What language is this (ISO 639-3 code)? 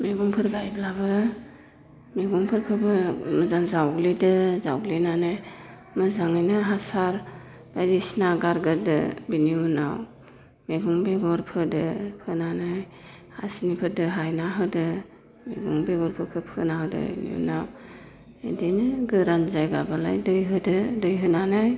brx